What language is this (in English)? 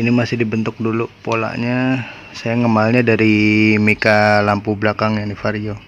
Indonesian